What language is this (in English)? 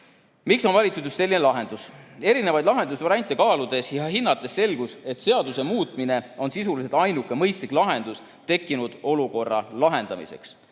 Estonian